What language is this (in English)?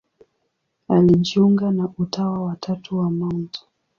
Swahili